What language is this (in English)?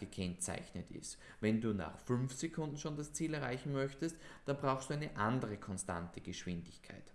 German